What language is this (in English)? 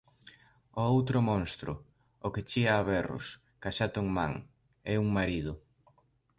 Galician